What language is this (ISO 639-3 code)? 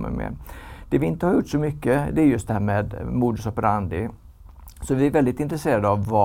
swe